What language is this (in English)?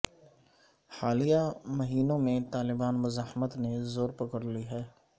Urdu